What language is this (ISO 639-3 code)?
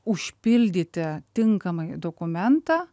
lit